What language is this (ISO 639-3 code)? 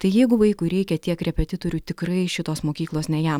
lit